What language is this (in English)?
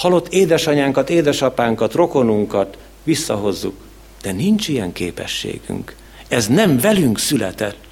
Hungarian